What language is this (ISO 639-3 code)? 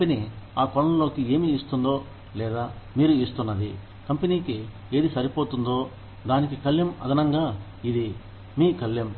tel